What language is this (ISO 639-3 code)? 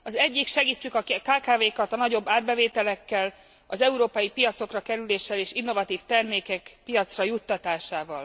hun